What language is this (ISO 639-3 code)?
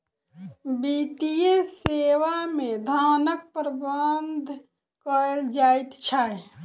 mai